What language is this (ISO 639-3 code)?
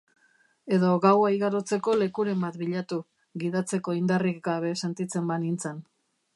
eus